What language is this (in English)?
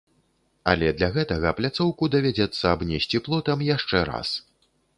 Belarusian